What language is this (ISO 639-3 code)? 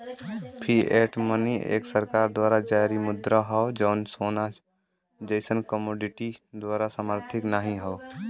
bho